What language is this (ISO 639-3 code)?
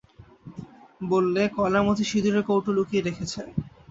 ben